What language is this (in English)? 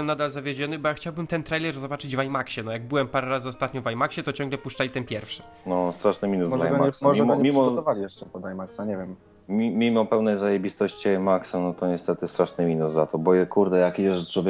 Polish